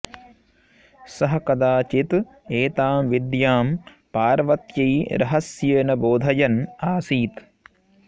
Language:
Sanskrit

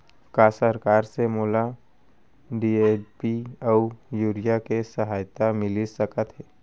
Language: Chhattisgarhi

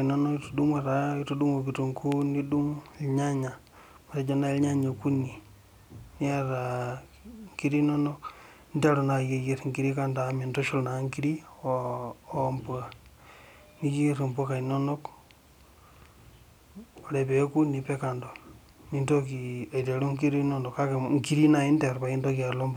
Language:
Masai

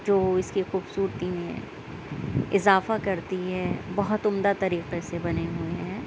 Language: Urdu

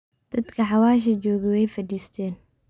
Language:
Somali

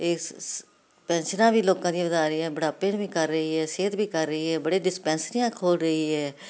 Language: Punjabi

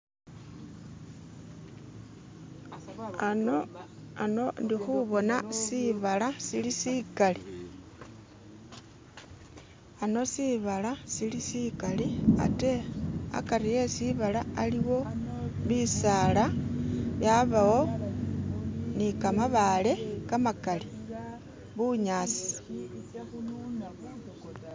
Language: Masaaba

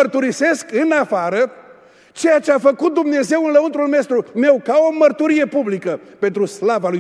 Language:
Romanian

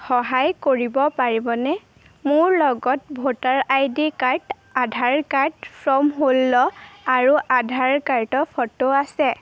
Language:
Assamese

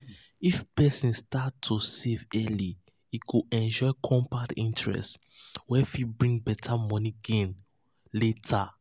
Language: Nigerian Pidgin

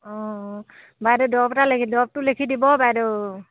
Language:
Assamese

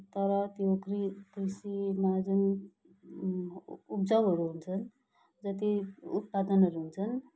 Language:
Nepali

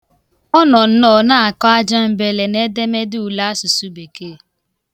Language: Igbo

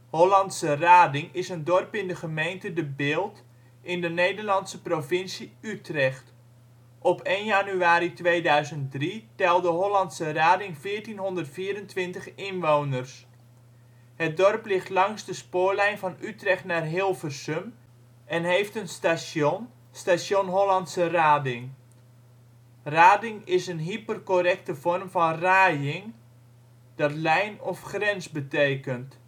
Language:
Dutch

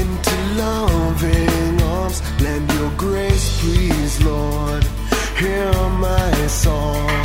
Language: Thai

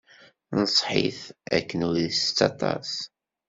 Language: Kabyle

